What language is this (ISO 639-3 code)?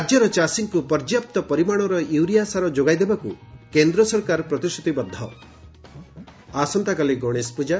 ori